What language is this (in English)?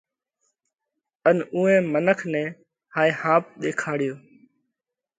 Parkari Koli